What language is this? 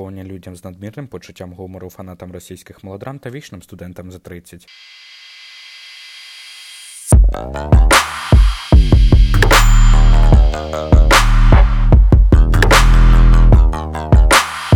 Ukrainian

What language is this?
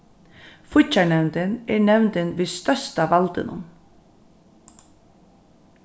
Faroese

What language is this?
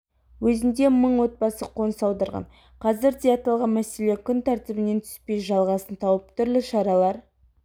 Kazakh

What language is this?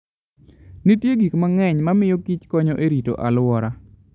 Luo (Kenya and Tanzania)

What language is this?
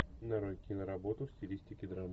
Russian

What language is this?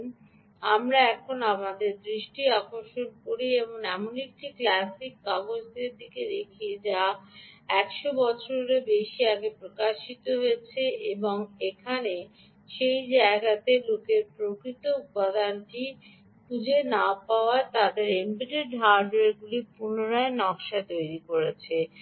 Bangla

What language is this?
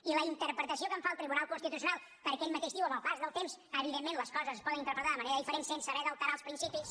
Catalan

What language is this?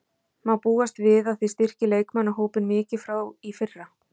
Icelandic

